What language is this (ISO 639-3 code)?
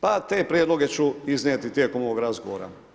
hrv